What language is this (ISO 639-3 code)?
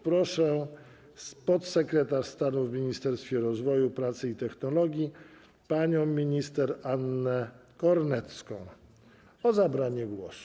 pol